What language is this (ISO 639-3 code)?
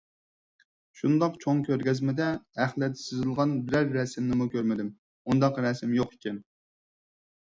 uig